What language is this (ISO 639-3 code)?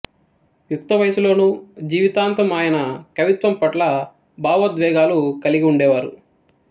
tel